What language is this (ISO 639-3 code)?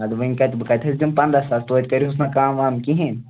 kas